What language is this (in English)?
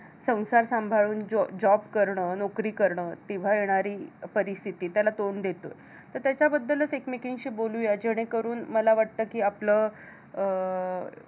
Marathi